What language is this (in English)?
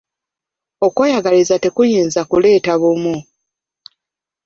Ganda